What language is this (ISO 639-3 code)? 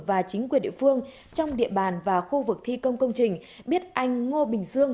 vie